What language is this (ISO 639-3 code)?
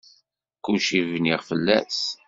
kab